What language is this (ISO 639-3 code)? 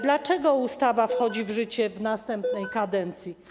pol